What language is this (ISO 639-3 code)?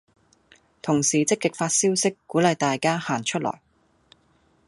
yue